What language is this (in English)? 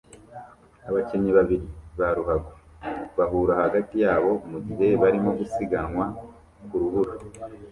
Kinyarwanda